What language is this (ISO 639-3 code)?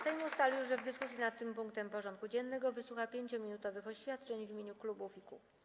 pol